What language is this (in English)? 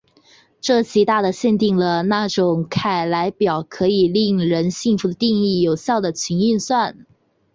Chinese